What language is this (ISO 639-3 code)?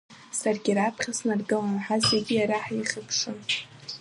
abk